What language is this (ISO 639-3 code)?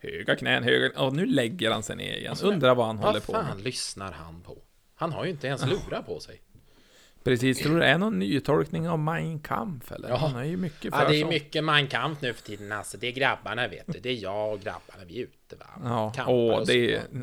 swe